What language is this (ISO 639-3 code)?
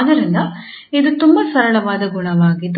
kan